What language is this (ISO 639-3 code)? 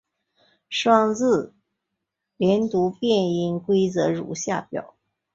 zho